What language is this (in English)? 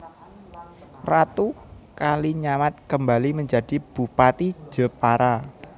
Javanese